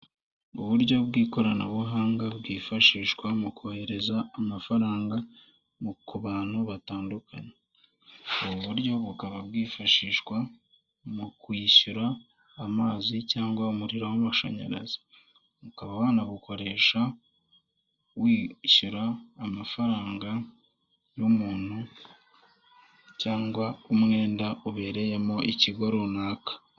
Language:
Kinyarwanda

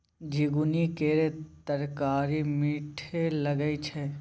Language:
Maithili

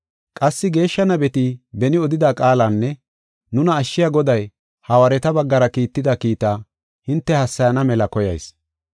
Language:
Gofa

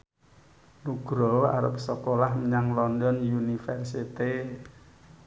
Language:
Javanese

